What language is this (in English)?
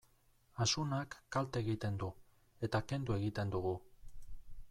Basque